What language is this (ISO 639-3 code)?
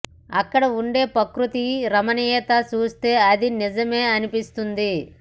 tel